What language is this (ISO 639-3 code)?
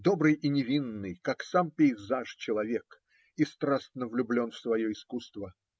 rus